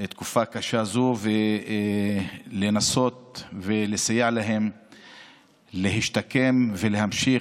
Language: Hebrew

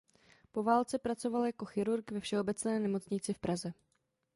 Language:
Czech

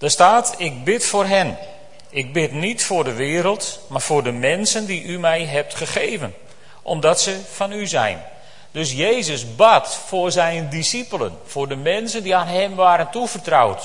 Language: Dutch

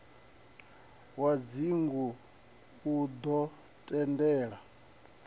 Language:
Venda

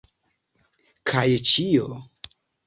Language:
Esperanto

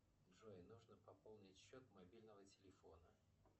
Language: Russian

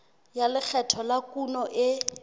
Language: Southern Sotho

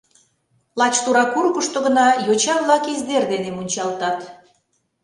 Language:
Mari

